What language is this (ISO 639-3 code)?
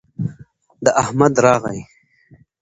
pus